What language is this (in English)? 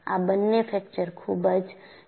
Gujarati